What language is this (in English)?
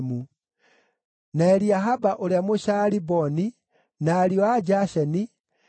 Kikuyu